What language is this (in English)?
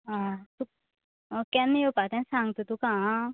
Konkani